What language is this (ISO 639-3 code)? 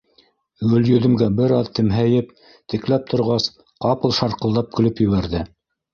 bak